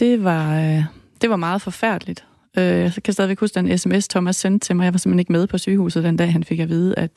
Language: Danish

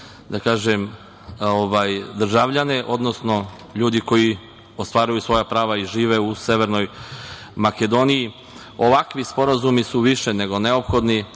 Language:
Serbian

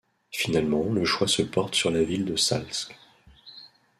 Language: French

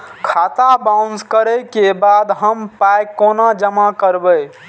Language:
Maithili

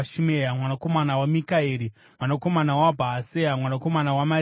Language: Shona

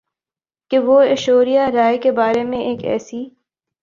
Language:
Urdu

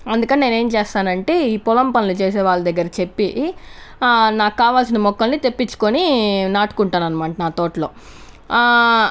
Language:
Telugu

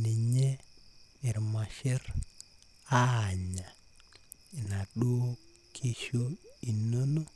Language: Masai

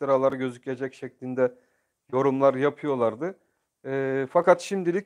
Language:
Turkish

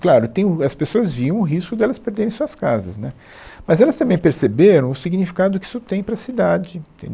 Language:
Portuguese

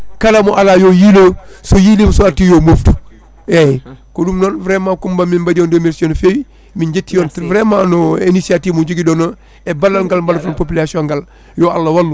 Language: Fula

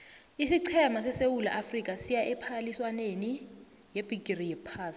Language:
South Ndebele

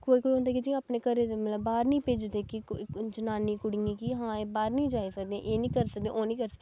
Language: Dogri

